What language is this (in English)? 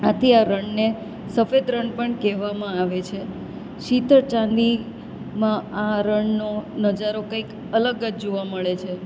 Gujarati